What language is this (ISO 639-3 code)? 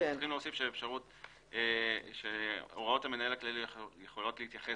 heb